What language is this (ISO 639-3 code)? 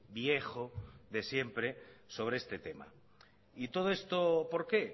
spa